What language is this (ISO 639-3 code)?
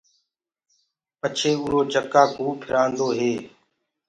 ggg